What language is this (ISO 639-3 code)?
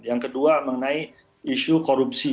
ind